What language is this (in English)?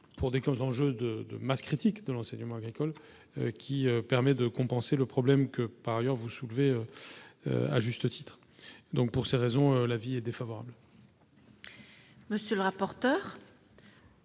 French